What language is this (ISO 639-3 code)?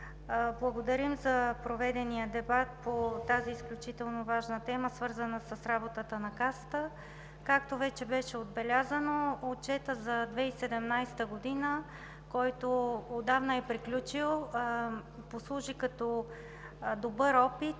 bul